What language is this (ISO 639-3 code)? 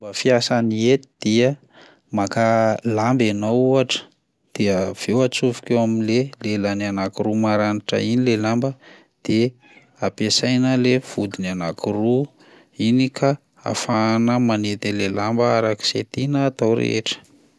mlg